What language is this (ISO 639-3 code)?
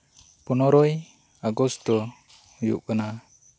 sat